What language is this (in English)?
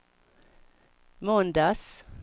Swedish